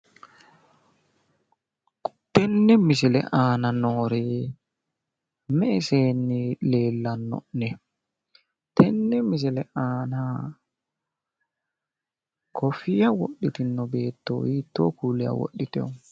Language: Sidamo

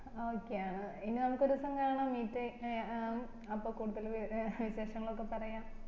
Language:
Malayalam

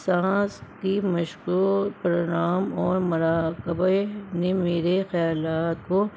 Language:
Urdu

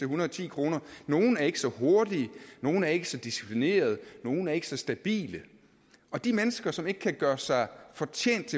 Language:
Danish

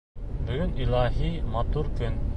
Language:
Bashkir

